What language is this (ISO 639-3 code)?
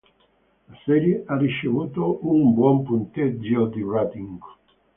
ita